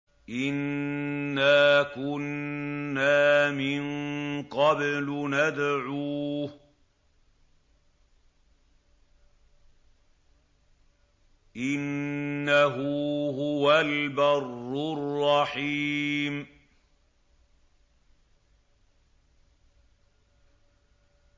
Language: Arabic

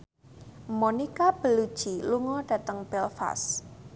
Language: Javanese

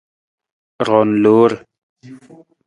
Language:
Nawdm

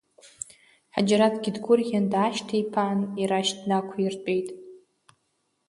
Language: Abkhazian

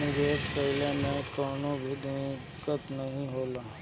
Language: Bhojpuri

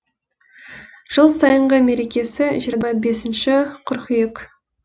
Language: Kazakh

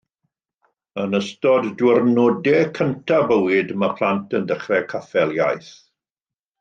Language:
Welsh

